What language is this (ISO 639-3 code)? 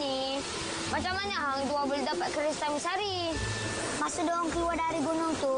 msa